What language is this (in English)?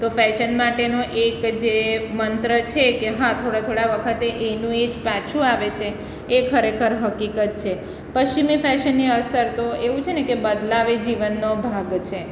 Gujarati